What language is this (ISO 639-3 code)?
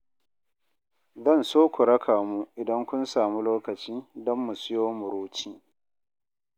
hau